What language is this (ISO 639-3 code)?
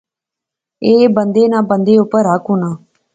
phr